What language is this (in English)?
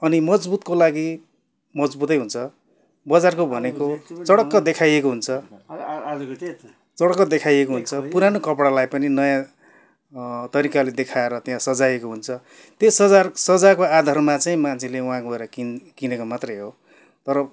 Nepali